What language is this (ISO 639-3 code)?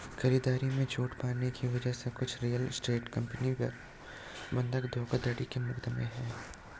hin